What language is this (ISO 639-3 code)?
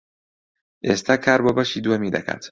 ckb